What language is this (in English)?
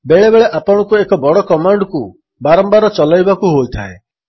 Odia